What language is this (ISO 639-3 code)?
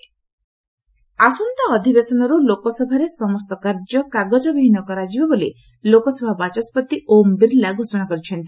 ori